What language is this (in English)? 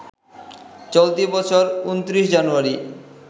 Bangla